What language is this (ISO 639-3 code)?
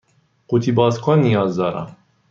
fas